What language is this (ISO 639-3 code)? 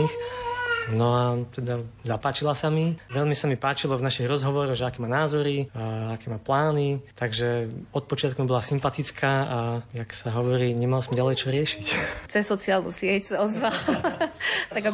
slk